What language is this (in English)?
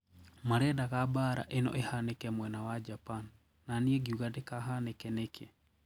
Kikuyu